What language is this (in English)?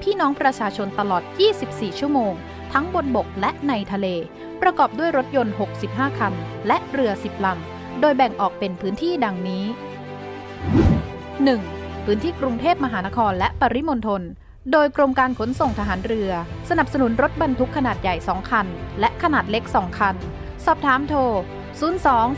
Thai